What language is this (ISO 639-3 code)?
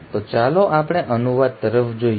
guj